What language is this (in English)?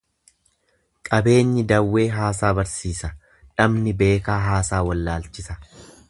Oromo